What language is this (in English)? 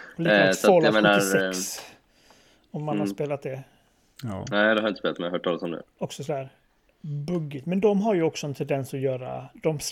Swedish